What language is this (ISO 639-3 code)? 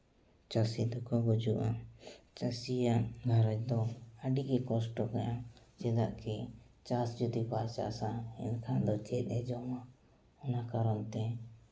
sat